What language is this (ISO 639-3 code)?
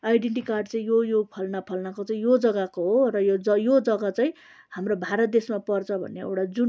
nep